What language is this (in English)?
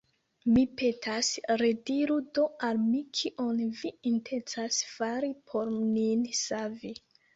Esperanto